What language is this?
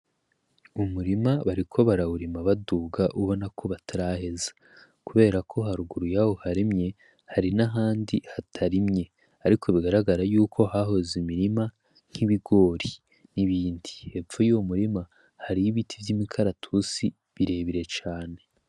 Rundi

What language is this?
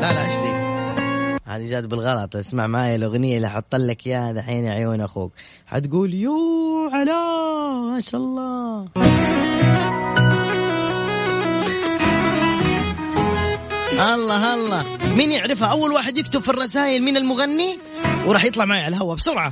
Arabic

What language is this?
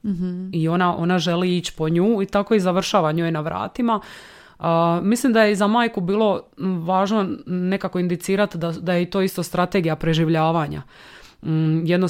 Croatian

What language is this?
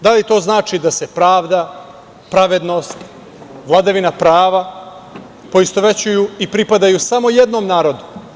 Serbian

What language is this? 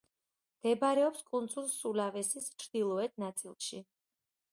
Georgian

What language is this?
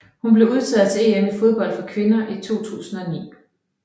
Danish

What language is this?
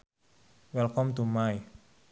Sundanese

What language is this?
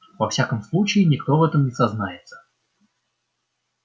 Russian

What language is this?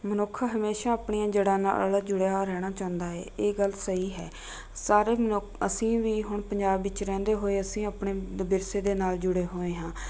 Punjabi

